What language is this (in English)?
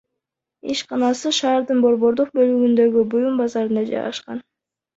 Kyrgyz